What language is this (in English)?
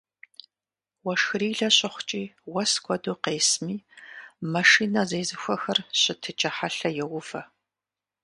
Kabardian